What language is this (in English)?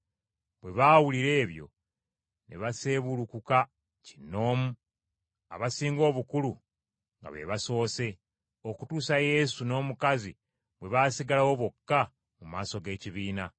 Ganda